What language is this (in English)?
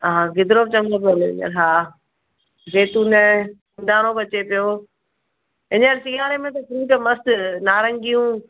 Sindhi